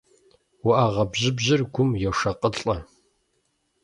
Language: Kabardian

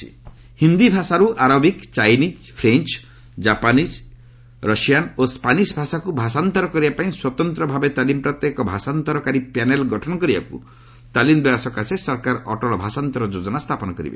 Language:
Odia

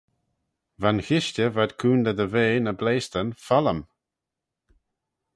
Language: Manx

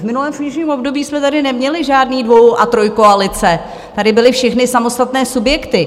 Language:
Czech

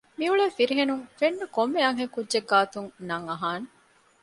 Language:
Divehi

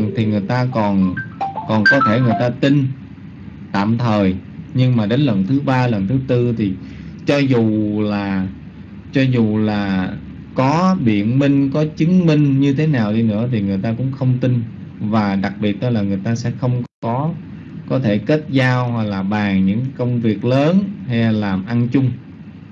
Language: Vietnamese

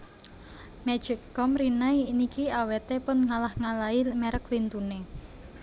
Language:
Javanese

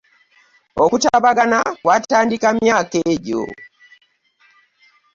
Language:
Ganda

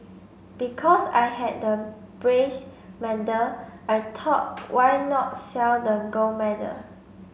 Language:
English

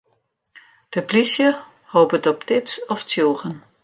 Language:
Western Frisian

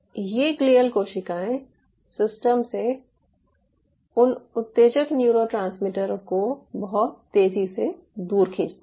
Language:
Hindi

